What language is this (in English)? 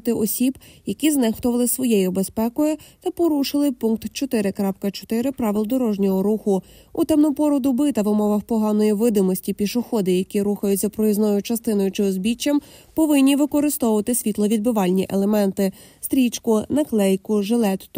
Ukrainian